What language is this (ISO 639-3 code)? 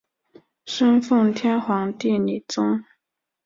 zho